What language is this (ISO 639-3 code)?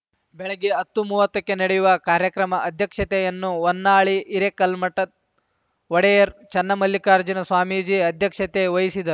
kan